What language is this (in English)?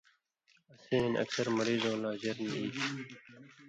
Indus Kohistani